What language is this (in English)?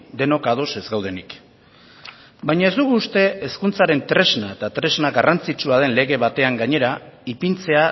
Basque